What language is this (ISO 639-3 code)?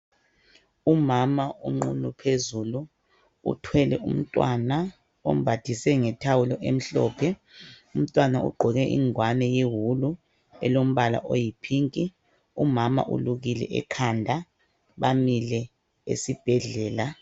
nde